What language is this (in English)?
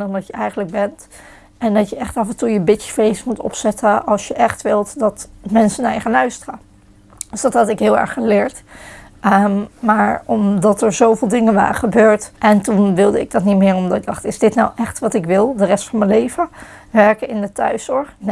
Dutch